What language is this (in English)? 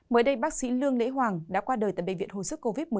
Vietnamese